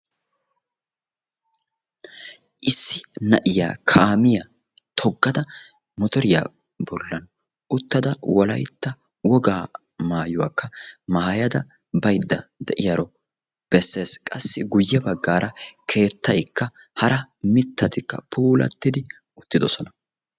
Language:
Wolaytta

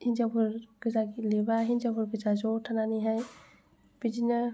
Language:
Bodo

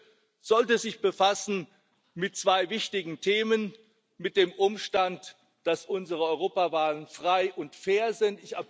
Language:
German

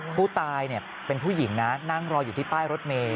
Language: Thai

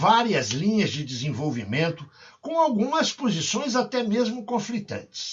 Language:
Portuguese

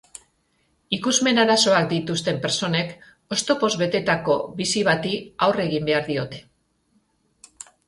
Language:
Basque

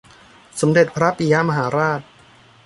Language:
Thai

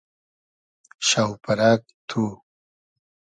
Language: Hazaragi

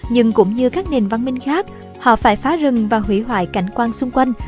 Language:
Vietnamese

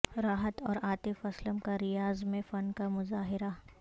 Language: Urdu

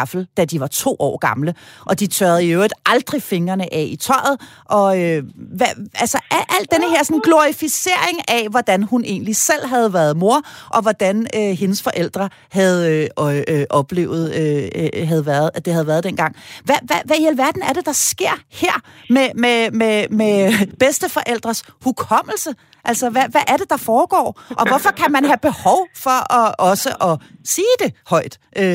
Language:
Danish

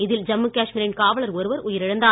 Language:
Tamil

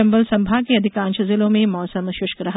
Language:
Hindi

